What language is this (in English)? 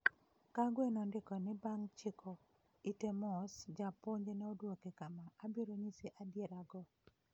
Luo (Kenya and Tanzania)